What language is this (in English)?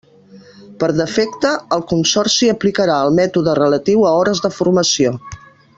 Catalan